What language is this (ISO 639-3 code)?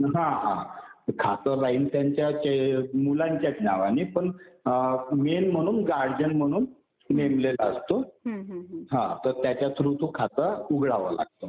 mar